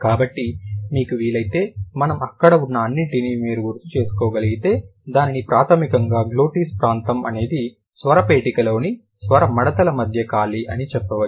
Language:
Telugu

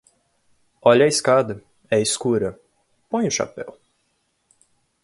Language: Portuguese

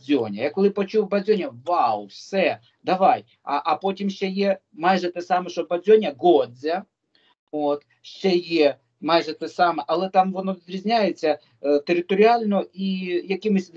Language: Ukrainian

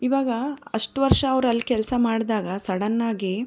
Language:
Kannada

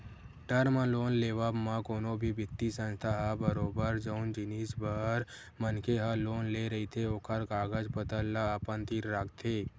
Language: Chhattisgarhi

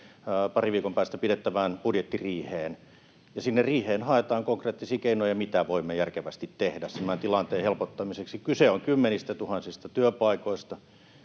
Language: Finnish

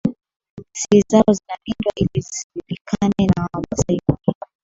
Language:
Swahili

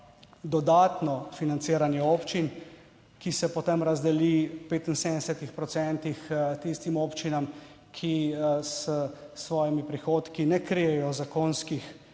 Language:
Slovenian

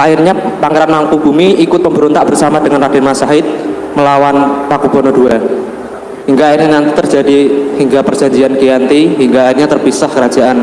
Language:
Indonesian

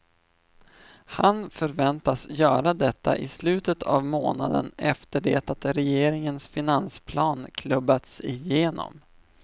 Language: Swedish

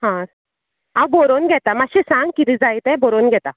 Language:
Konkani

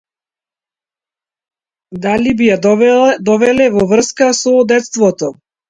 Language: Macedonian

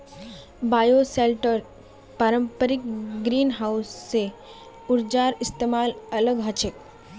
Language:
Magahi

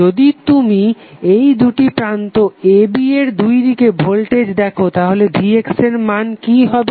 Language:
Bangla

